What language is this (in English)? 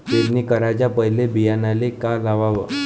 Marathi